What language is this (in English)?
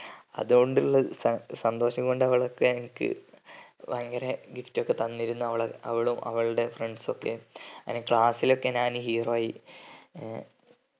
Malayalam